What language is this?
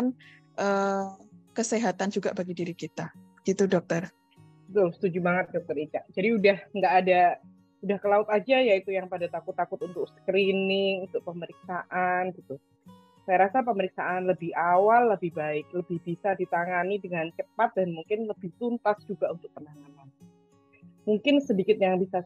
Indonesian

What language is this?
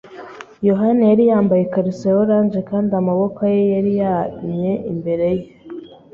Kinyarwanda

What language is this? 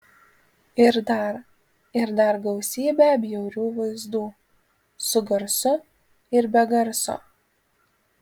Lithuanian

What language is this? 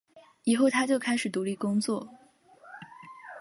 Chinese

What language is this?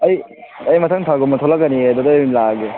Manipuri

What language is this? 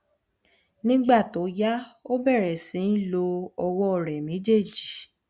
Yoruba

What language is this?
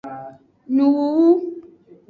Aja (Benin)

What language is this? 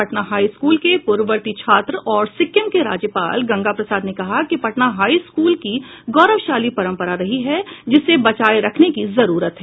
Hindi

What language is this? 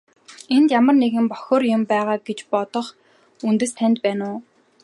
Mongolian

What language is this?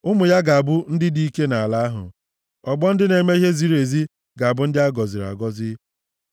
Igbo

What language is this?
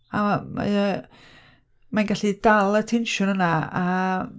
Welsh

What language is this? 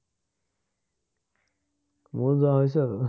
Assamese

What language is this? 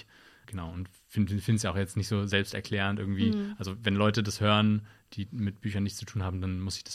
German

